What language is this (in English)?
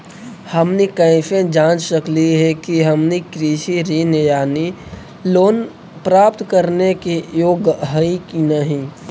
Magahi